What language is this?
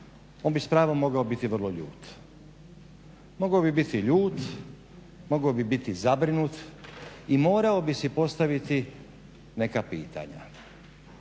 Croatian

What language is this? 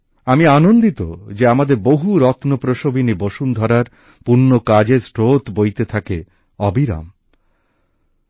Bangla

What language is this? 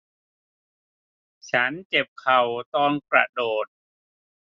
Thai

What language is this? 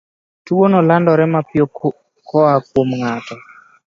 Luo (Kenya and Tanzania)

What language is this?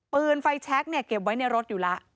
Thai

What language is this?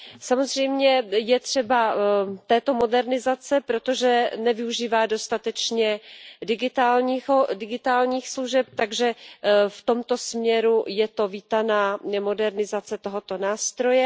Czech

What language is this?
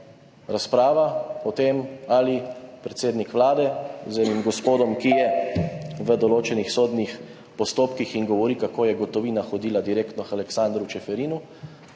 Slovenian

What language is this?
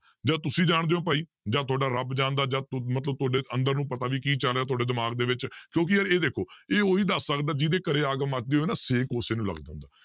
Punjabi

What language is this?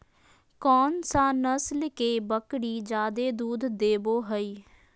Magahi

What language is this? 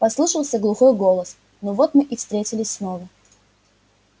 Russian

